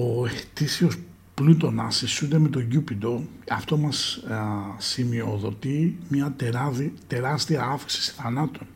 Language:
Greek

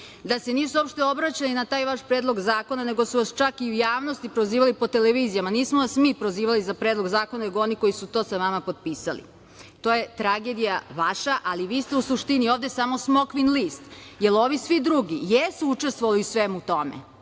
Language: Serbian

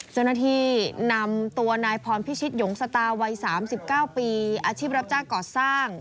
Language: Thai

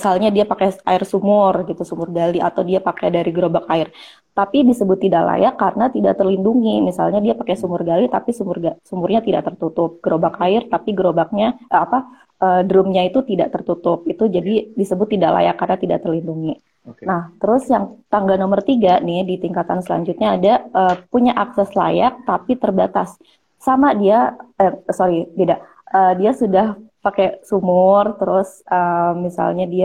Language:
Indonesian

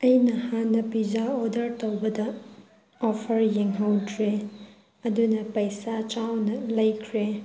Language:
Manipuri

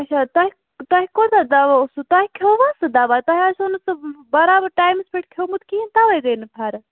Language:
Kashmiri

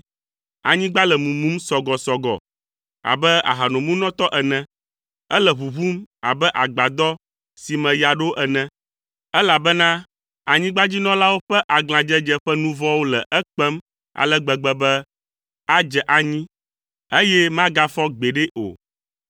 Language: Ewe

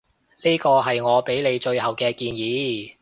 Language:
Cantonese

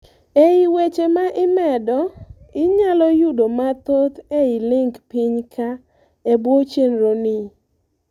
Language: Luo (Kenya and Tanzania)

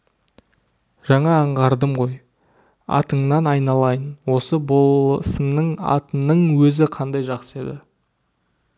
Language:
Kazakh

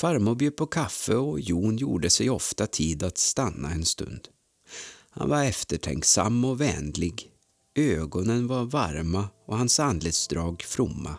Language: Swedish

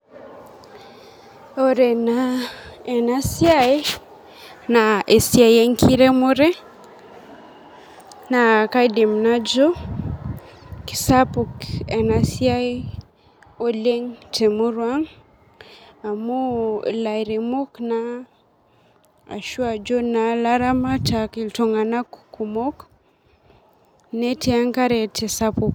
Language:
Masai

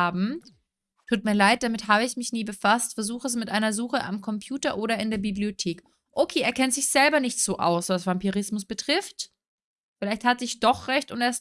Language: German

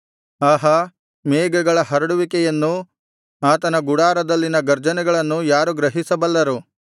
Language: Kannada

